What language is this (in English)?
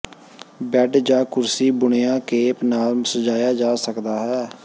Punjabi